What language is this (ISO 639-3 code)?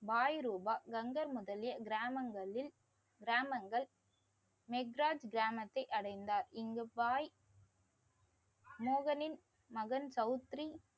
tam